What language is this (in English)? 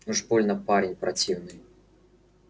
Russian